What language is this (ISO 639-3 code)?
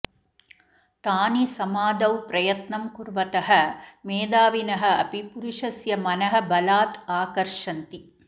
san